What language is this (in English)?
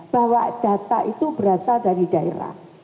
Indonesian